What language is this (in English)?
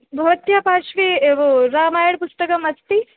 Sanskrit